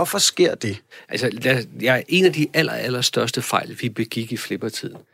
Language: Danish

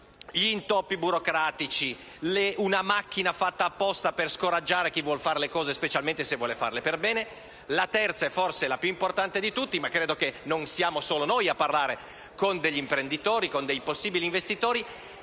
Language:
Italian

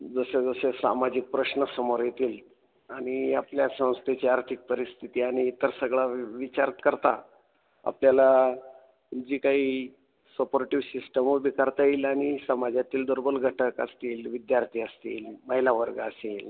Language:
Marathi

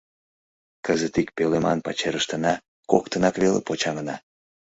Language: Mari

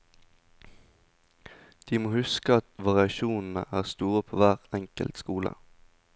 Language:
Norwegian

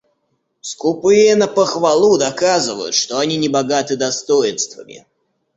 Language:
Russian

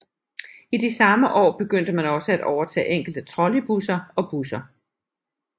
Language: Danish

